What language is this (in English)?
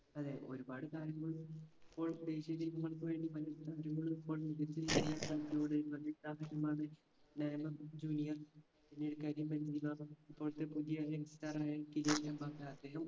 Malayalam